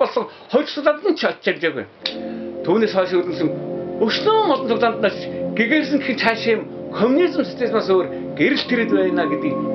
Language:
Arabic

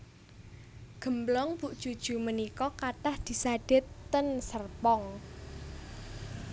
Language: Javanese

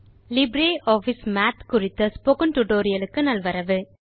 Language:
Tamil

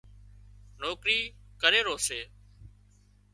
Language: Wadiyara Koli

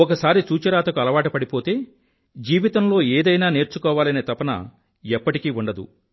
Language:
Telugu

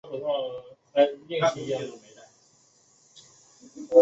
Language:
Chinese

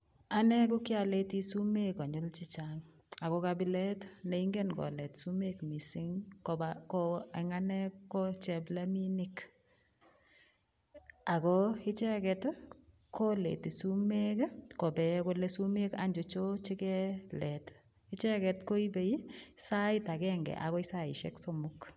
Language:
Kalenjin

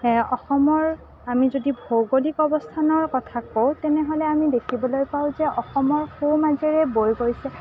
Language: Assamese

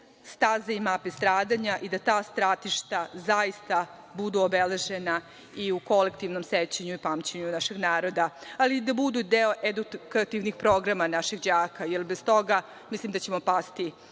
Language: Serbian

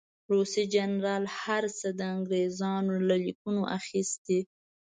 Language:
Pashto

